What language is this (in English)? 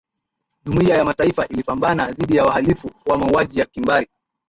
Swahili